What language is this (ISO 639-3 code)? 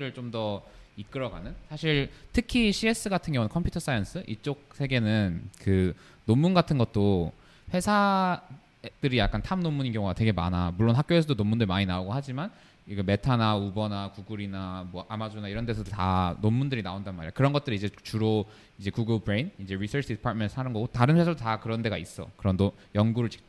kor